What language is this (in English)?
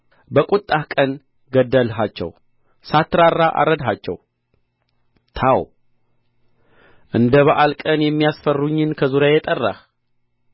Amharic